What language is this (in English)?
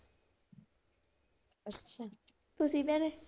Punjabi